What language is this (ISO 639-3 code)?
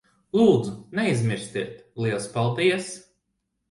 lav